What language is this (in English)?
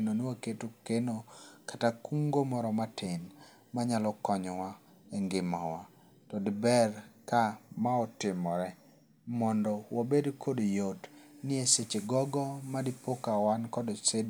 Luo (Kenya and Tanzania)